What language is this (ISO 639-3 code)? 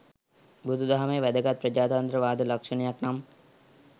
sin